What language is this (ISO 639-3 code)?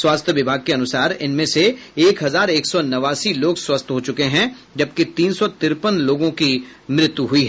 hin